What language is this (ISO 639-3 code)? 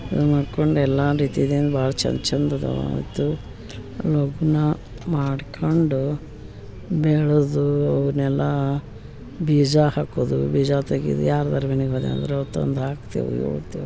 kan